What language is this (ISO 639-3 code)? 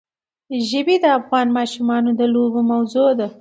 pus